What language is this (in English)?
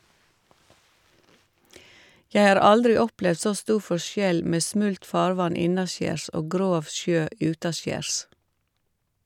Norwegian